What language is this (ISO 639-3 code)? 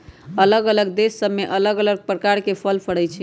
mag